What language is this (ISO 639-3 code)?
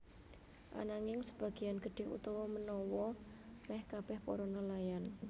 jav